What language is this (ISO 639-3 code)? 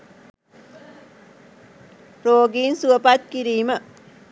sin